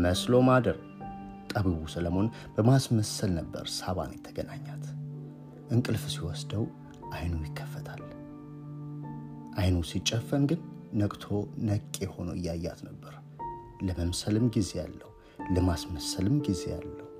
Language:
Amharic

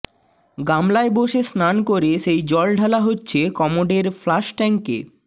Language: Bangla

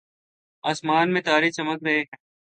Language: Urdu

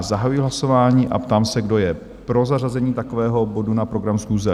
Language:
Czech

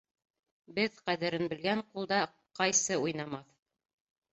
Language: Bashkir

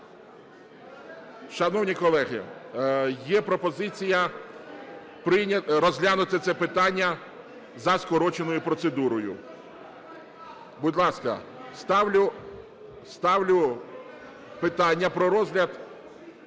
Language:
Ukrainian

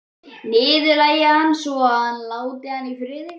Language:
Icelandic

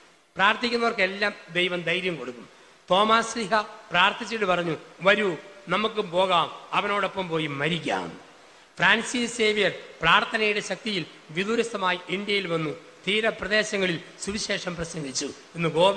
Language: Malayalam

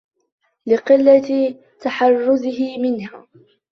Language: Arabic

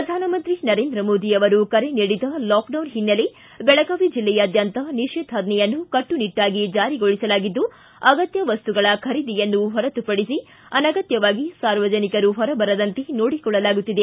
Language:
Kannada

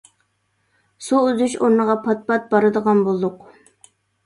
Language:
Uyghur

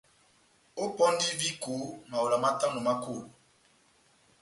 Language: Batanga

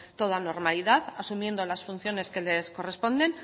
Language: Spanish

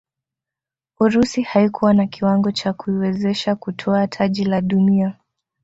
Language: Swahili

